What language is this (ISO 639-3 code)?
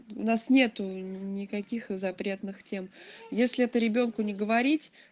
rus